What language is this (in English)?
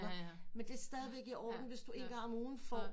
Danish